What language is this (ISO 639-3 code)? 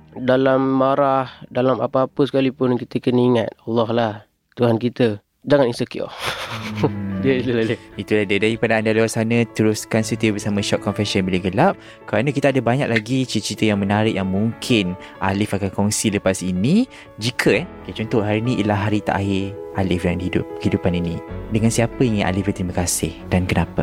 msa